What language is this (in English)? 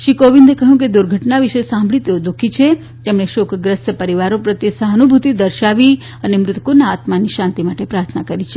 Gujarati